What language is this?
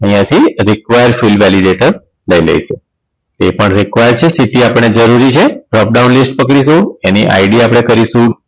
Gujarati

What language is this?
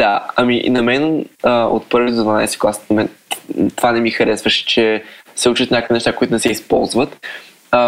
Bulgarian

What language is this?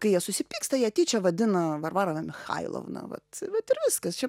Lithuanian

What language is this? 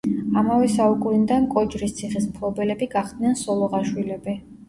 Georgian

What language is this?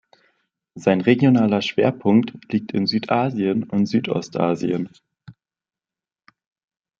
German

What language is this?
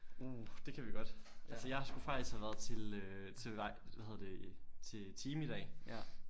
Danish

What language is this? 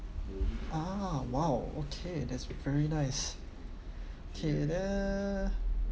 English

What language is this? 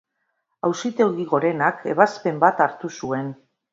Basque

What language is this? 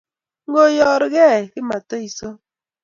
Kalenjin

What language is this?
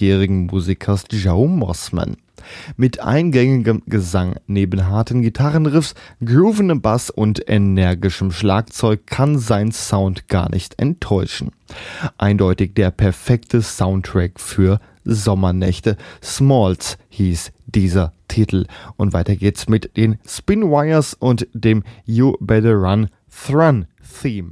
German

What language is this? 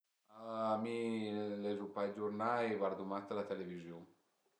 Piedmontese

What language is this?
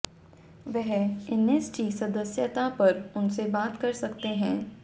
Hindi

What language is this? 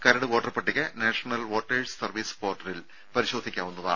Malayalam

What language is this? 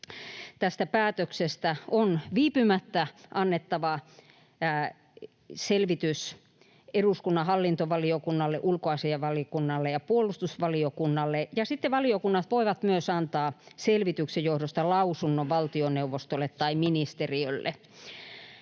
Finnish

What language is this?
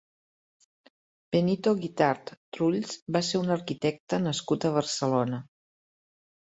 Catalan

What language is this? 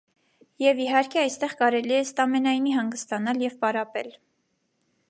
Armenian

